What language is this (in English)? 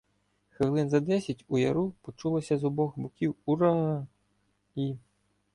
Ukrainian